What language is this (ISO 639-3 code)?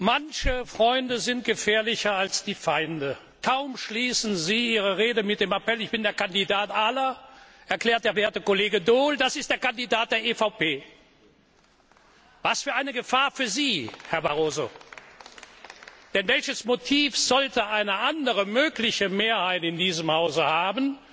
deu